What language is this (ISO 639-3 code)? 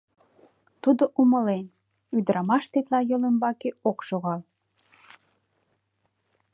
chm